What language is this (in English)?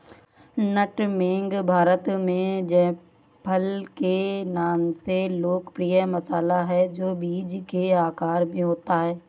Hindi